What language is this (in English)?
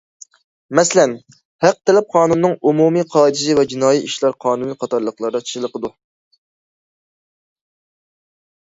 Uyghur